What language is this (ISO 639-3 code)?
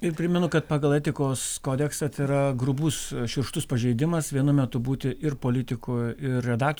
lit